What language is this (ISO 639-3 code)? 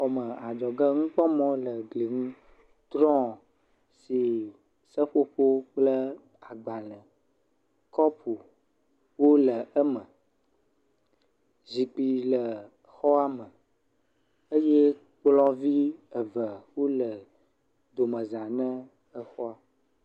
ewe